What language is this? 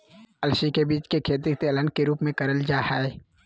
Magahi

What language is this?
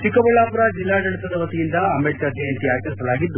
Kannada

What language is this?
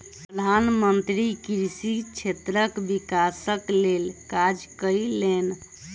Maithili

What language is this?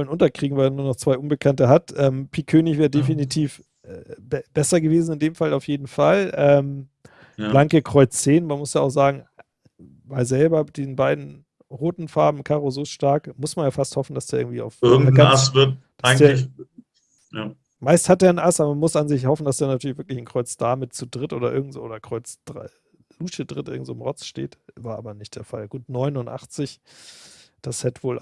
German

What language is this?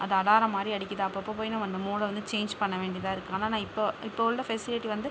Tamil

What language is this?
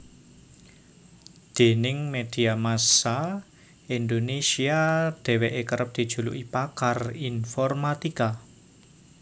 Javanese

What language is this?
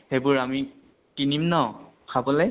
Assamese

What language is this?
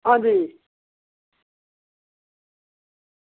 Dogri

